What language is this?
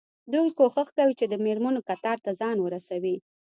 Pashto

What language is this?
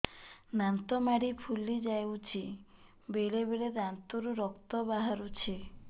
Odia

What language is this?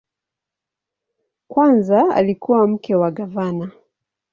Swahili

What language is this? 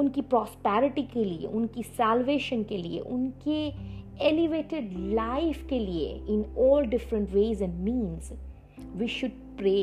Hindi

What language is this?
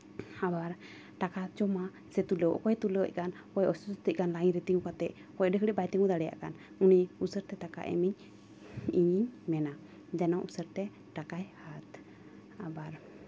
Santali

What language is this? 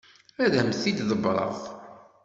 Kabyle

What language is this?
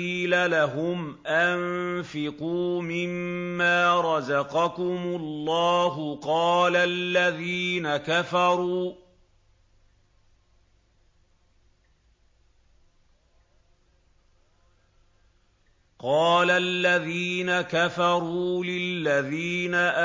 Arabic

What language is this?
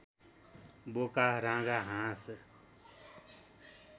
Nepali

